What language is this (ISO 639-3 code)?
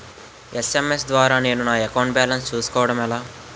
tel